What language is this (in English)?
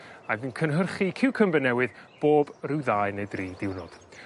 Welsh